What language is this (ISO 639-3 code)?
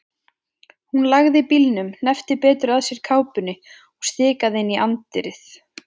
isl